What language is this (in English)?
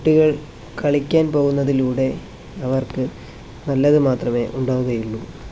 Malayalam